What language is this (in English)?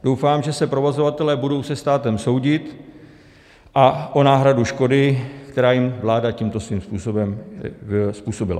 Czech